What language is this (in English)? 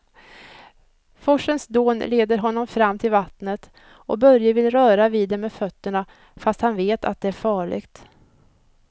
Swedish